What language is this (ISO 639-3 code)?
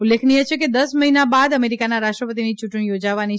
guj